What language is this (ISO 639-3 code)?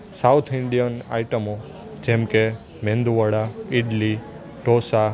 guj